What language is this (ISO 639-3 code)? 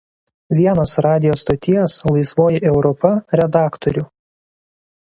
lit